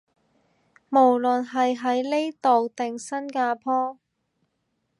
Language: Cantonese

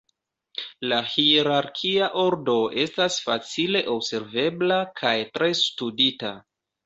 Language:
Esperanto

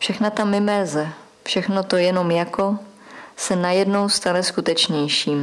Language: Czech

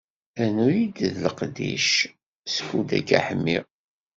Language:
Kabyle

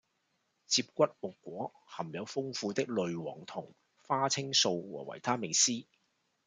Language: Cantonese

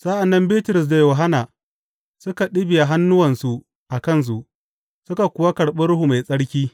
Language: Hausa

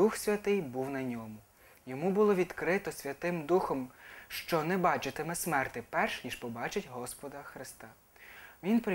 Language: Ukrainian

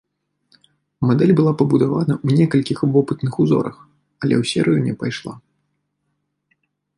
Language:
Belarusian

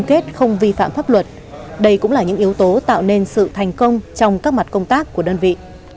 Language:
Vietnamese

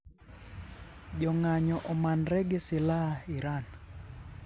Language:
Luo (Kenya and Tanzania)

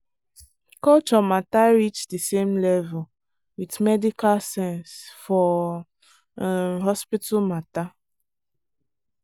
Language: Nigerian Pidgin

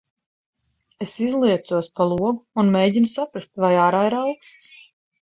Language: Latvian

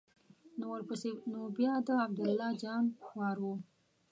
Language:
Pashto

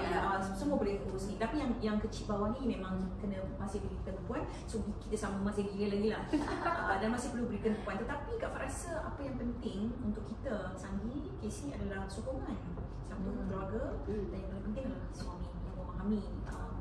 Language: Malay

